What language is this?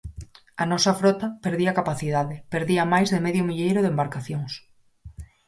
Galician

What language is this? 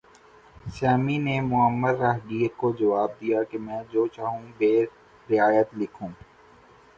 Urdu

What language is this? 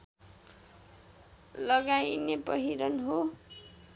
Nepali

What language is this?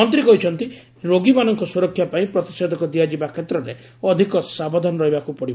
Odia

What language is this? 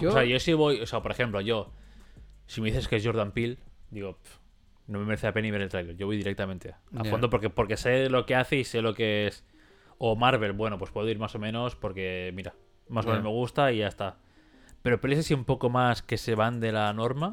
Spanish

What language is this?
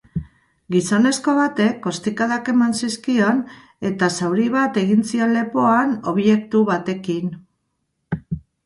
Basque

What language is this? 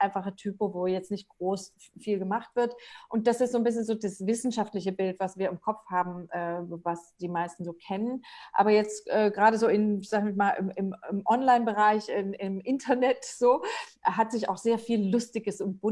German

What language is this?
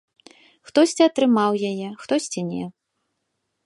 Belarusian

